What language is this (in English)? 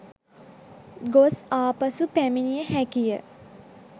Sinhala